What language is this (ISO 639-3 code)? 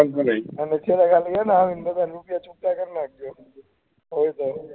guj